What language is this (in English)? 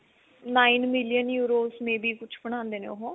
Punjabi